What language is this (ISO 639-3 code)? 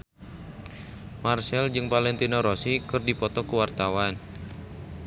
sun